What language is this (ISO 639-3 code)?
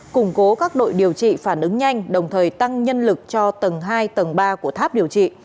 vie